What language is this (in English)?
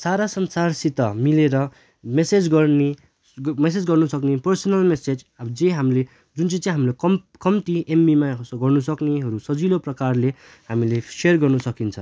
Nepali